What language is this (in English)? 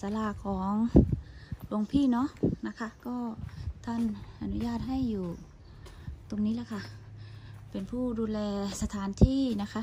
Thai